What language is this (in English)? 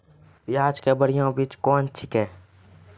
Maithili